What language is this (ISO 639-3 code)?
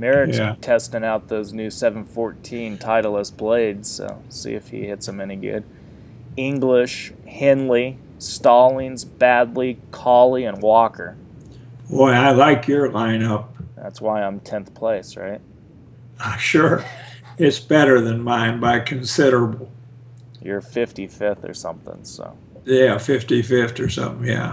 eng